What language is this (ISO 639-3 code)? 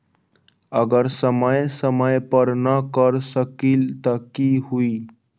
mag